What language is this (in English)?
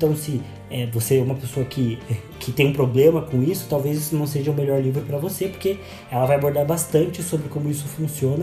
Portuguese